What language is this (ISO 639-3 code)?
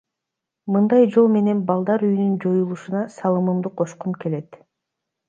kir